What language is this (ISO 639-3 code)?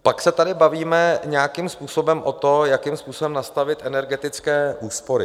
ces